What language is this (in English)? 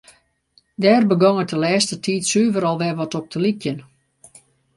Western Frisian